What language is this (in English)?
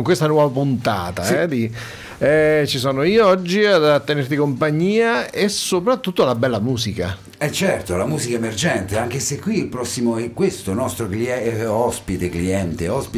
Italian